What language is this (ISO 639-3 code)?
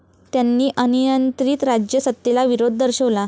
mar